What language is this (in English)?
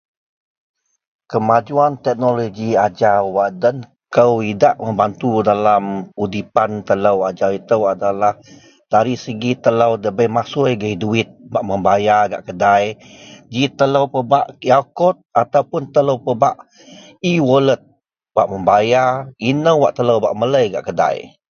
Central Melanau